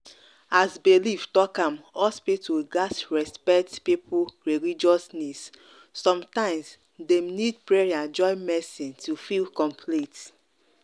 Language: Nigerian Pidgin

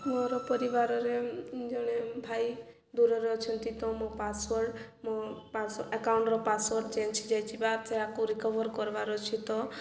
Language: Odia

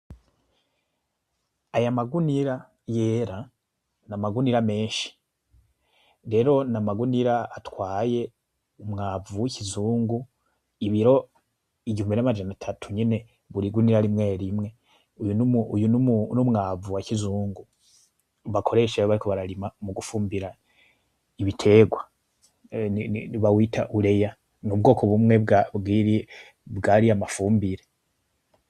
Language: Rundi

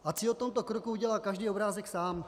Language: Czech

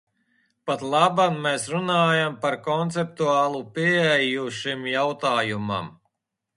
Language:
Latvian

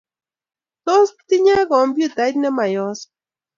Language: Kalenjin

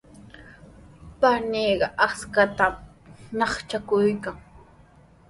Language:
Sihuas Ancash Quechua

